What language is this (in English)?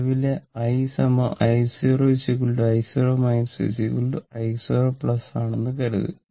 Malayalam